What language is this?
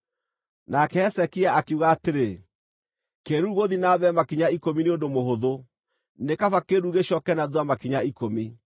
Kikuyu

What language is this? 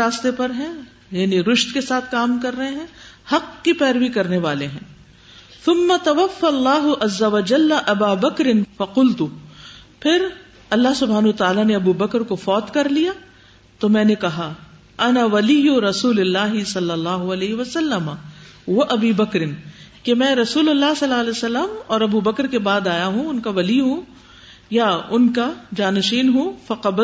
Urdu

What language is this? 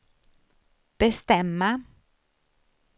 Swedish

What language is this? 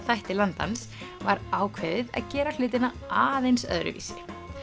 Icelandic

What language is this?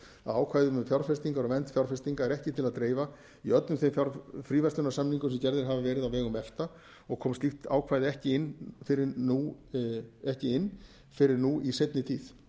Icelandic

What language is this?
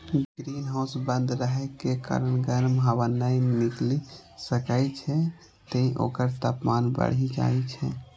Maithili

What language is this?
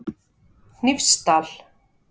Icelandic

